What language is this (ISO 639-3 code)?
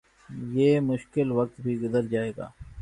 urd